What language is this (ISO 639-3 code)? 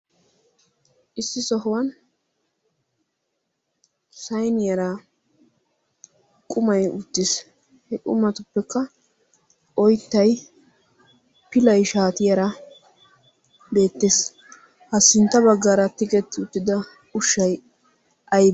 wal